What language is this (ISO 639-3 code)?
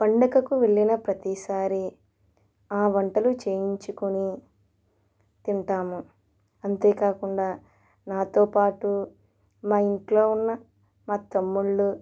tel